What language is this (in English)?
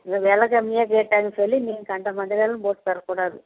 Tamil